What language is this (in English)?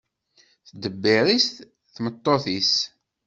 Kabyle